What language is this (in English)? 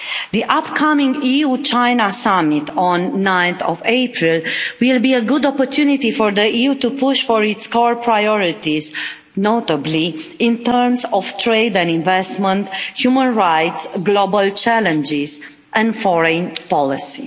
English